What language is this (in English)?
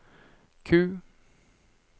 Norwegian